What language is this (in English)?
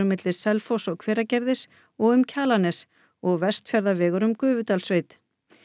Icelandic